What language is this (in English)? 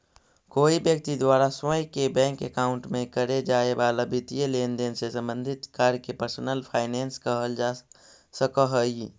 Magahi